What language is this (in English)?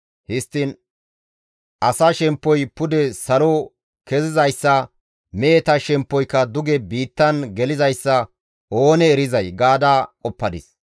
Gamo